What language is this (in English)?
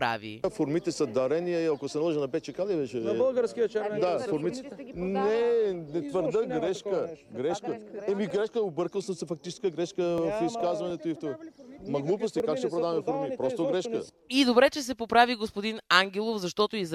Bulgarian